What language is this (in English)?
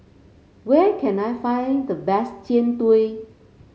English